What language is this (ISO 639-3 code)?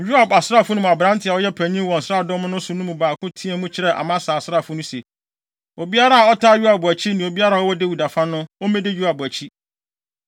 aka